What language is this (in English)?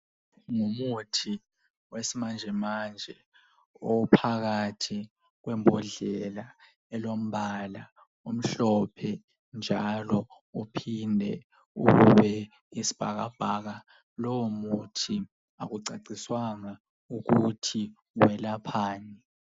North Ndebele